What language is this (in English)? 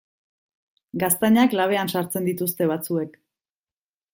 Basque